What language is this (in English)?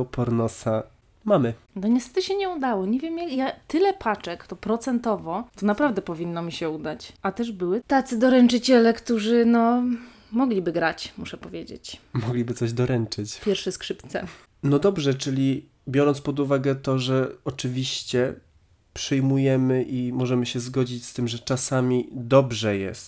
Polish